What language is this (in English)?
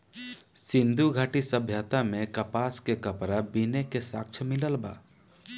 Bhojpuri